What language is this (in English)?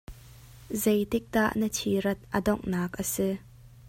Hakha Chin